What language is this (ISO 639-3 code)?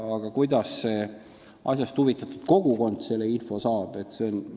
est